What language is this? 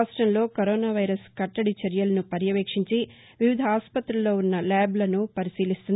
Telugu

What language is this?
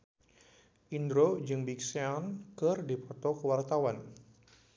Sundanese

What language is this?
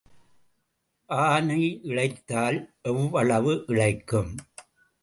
Tamil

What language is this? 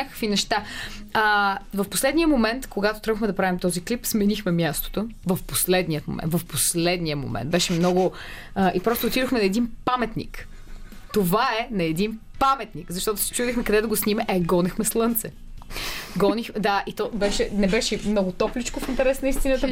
Bulgarian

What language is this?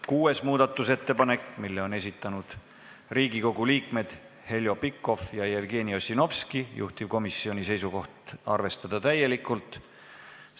Estonian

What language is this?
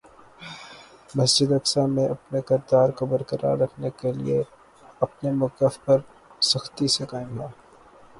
Urdu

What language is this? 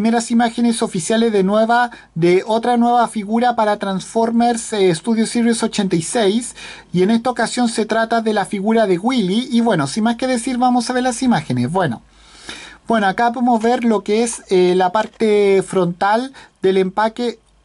Spanish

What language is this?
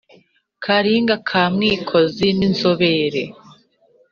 Kinyarwanda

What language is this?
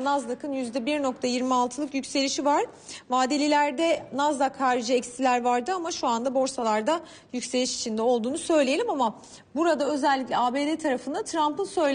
Turkish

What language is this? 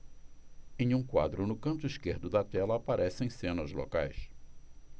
Portuguese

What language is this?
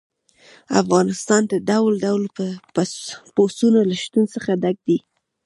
Pashto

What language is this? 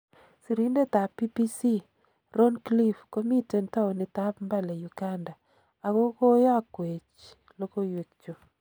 Kalenjin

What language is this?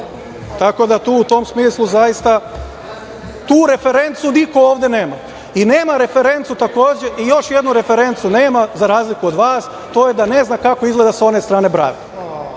Serbian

